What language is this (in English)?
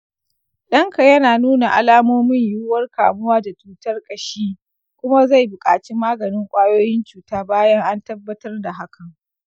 Hausa